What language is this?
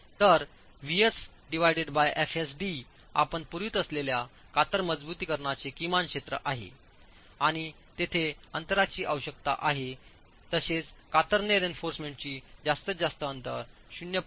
Marathi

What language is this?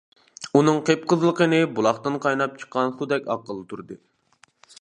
Uyghur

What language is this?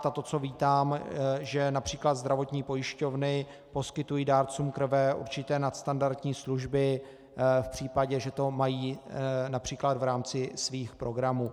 Czech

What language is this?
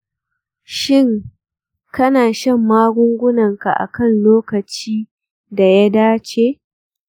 Hausa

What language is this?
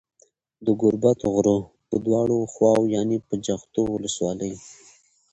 Pashto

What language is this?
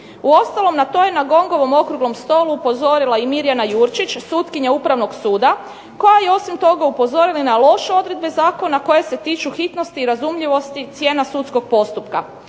Croatian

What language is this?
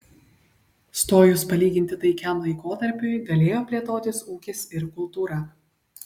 Lithuanian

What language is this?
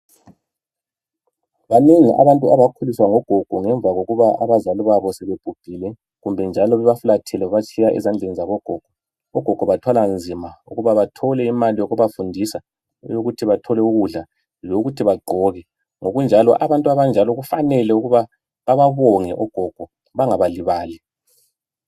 North Ndebele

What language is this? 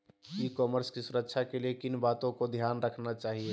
Magahi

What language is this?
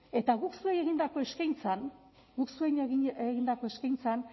Basque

